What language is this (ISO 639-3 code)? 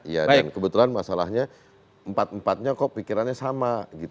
ind